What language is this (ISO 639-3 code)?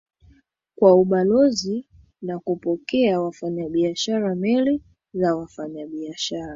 swa